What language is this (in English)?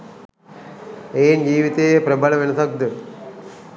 Sinhala